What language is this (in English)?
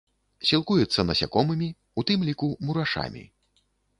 Belarusian